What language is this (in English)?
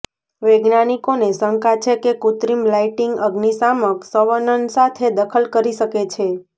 Gujarati